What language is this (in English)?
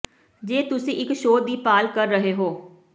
Punjabi